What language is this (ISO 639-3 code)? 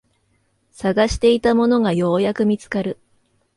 jpn